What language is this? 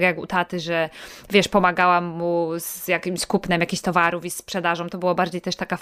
Polish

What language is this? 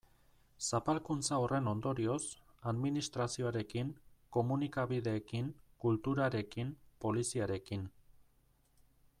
Basque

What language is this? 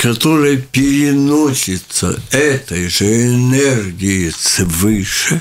Russian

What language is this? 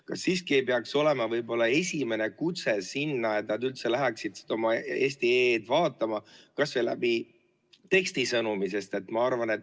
Estonian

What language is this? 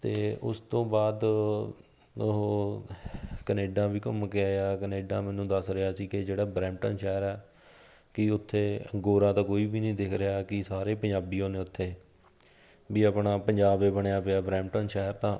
Punjabi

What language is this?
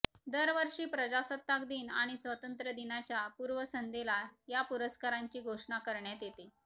Marathi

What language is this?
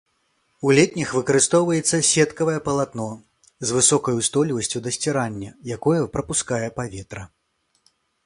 Belarusian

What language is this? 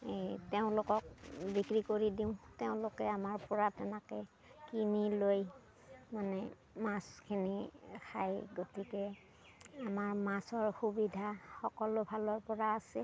Assamese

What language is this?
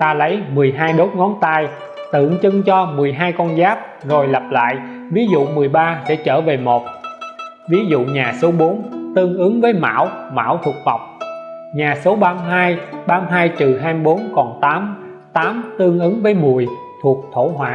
Vietnamese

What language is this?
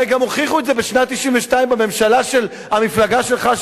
Hebrew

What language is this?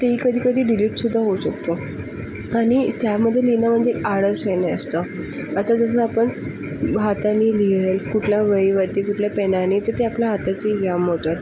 Marathi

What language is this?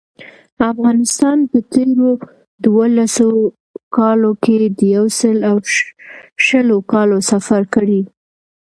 Pashto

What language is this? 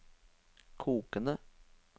Norwegian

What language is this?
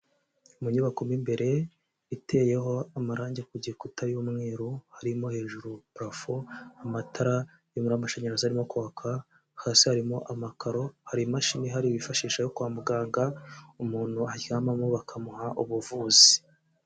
Kinyarwanda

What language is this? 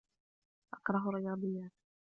Arabic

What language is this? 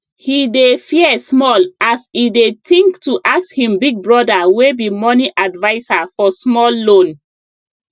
Nigerian Pidgin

